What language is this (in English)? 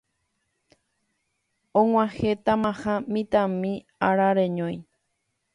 Guarani